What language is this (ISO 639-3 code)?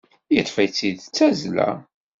kab